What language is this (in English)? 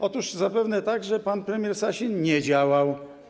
Polish